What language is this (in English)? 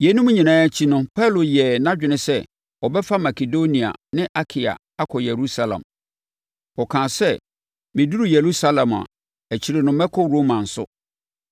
Akan